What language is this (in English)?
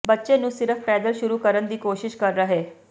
Punjabi